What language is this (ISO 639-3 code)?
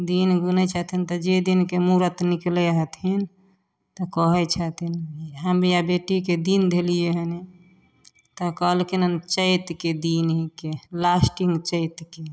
mai